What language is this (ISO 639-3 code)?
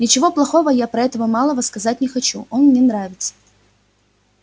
rus